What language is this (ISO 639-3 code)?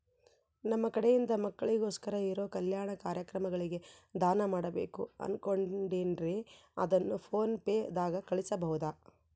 kan